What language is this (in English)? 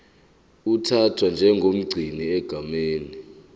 Zulu